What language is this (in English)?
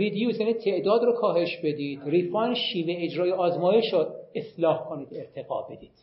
Persian